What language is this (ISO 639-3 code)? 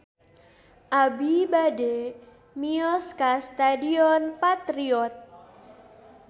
sun